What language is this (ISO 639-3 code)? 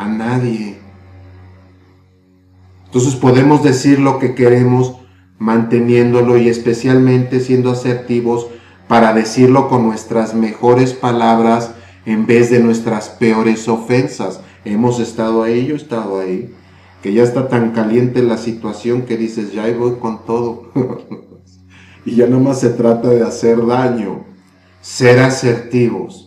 spa